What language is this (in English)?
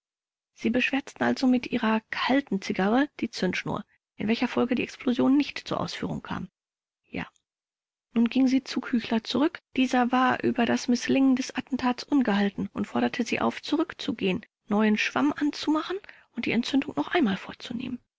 German